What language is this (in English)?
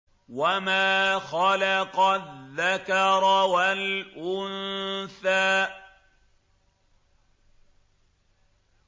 Arabic